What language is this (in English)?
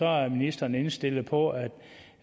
Danish